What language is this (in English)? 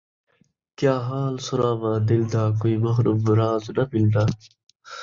Saraiki